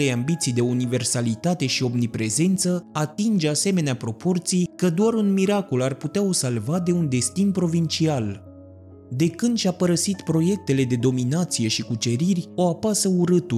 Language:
Romanian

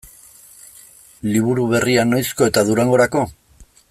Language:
Basque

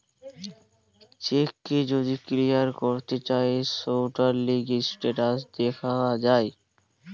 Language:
Bangla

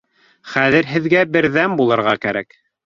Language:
Bashkir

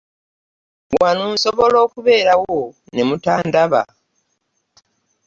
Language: Ganda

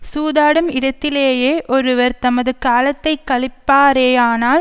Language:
Tamil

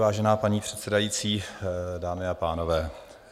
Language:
Czech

